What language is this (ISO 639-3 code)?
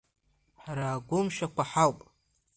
abk